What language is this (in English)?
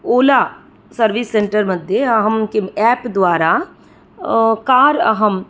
Sanskrit